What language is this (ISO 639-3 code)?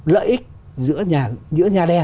vie